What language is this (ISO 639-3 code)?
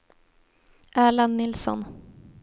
swe